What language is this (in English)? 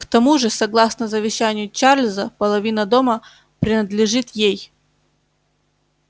Russian